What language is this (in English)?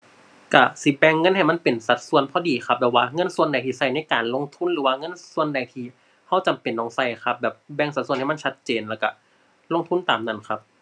Thai